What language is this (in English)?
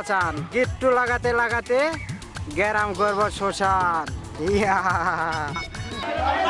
Bangla